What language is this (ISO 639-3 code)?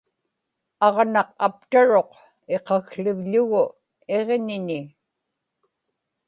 ipk